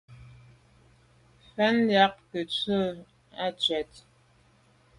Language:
Medumba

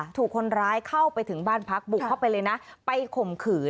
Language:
Thai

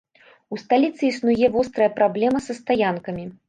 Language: Belarusian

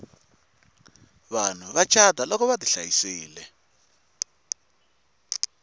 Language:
Tsonga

